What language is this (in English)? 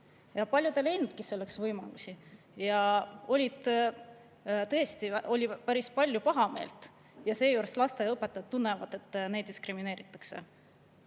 Estonian